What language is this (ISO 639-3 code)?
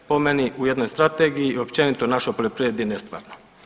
hrv